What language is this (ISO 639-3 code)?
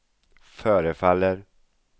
swe